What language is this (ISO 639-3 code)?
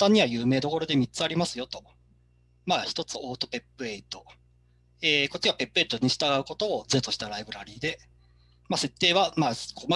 jpn